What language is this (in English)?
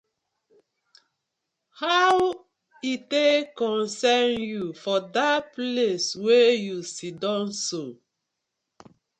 Nigerian Pidgin